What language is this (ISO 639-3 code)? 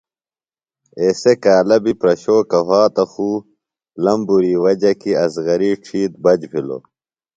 phl